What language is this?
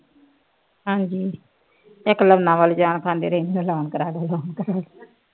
Punjabi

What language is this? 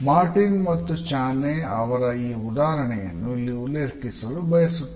Kannada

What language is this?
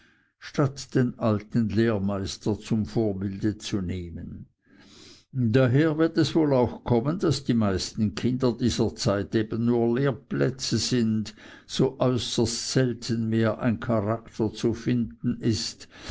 German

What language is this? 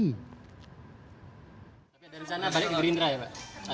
Indonesian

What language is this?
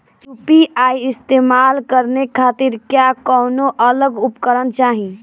Bhojpuri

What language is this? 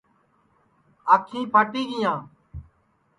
Sansi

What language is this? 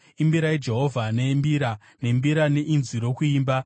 Shona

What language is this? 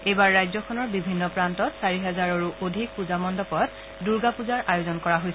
Assamese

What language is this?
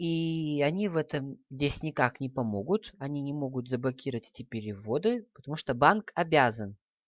Russian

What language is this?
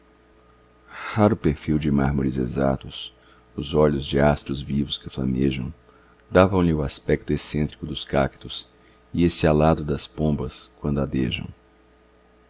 Portuguese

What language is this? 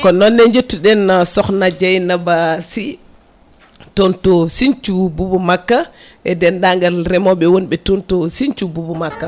Fula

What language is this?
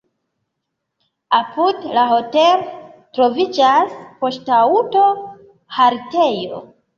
Esperanto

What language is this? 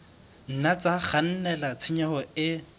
Southern Sotho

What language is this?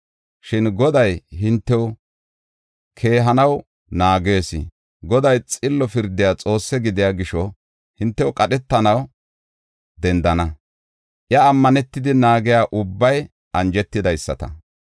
Gofa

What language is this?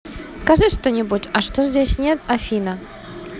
Russian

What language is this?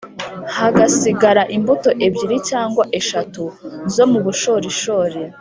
Kinyarwanda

